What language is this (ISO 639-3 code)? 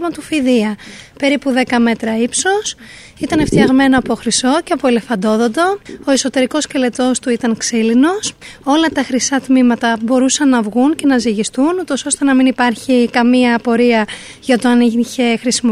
ell